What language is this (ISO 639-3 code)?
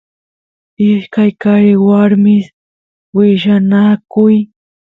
qus